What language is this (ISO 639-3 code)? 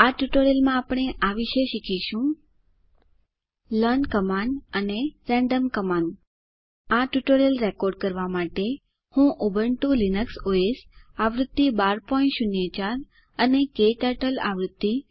guj